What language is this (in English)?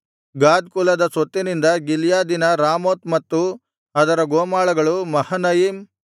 Kannada